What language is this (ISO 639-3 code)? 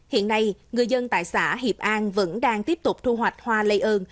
vie